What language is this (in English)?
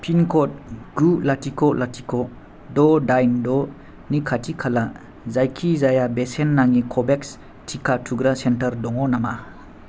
Bodo